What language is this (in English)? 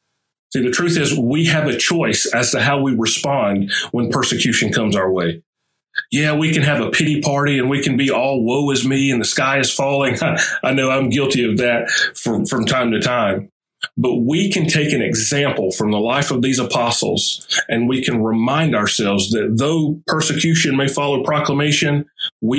English